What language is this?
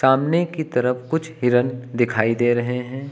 Hindi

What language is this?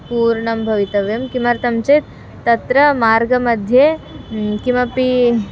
Sanskrit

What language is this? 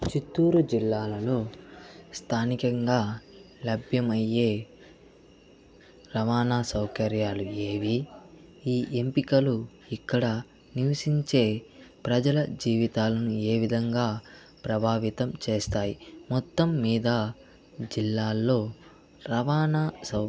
Telugu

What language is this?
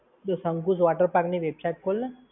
Gujarati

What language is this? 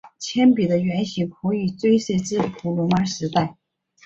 Chinese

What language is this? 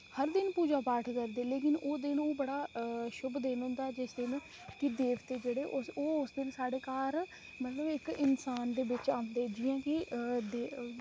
Dogri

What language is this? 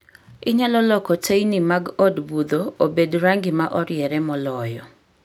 Luo (Kenya and Tanzania)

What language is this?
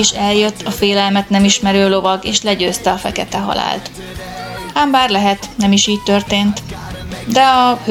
Hungarian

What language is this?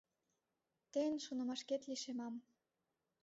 Mari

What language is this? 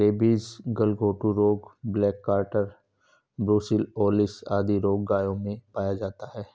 Hindi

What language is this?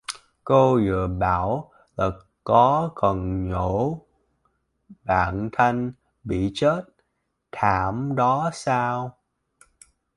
Vietnamese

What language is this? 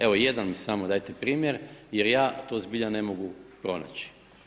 Croatian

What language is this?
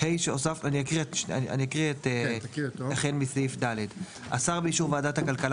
Hebrew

